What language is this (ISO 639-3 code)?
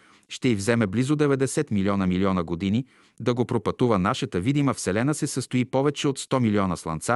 bul